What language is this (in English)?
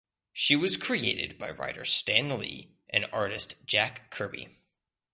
English